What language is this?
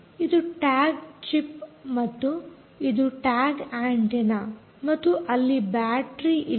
Kannada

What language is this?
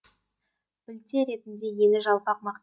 Kazakh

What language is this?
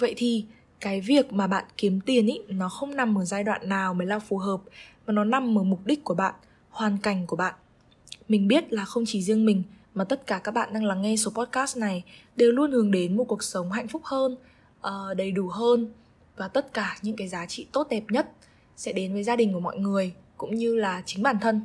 Vietnamese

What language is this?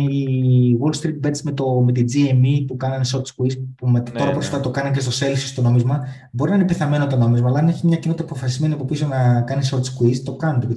Greek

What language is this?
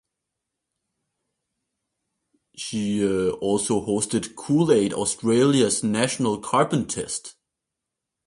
English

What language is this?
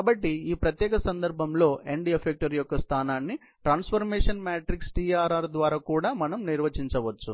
Telugu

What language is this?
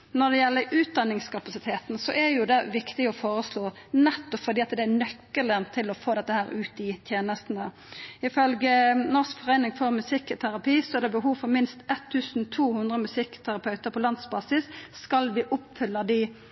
Norwegian Nynorsk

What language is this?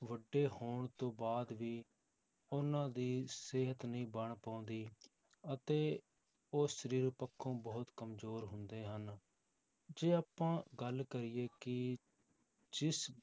Punjabi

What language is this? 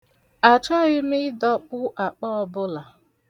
Igbo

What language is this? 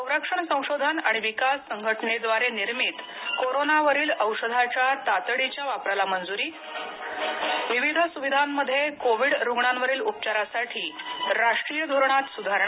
Marathi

